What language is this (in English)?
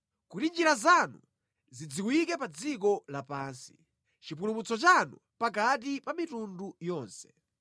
Nyanja